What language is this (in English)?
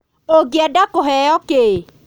Kikuyu